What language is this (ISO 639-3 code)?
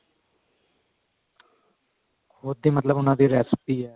pan